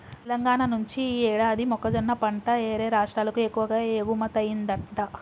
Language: Telugu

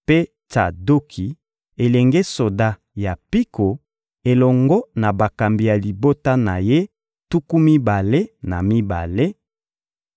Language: Lingala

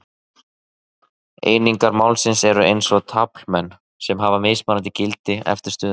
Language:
Icelandic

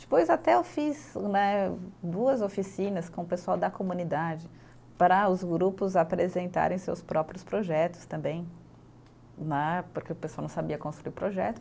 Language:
Portuguese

